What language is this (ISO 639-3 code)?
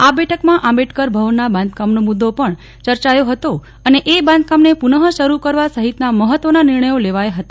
guj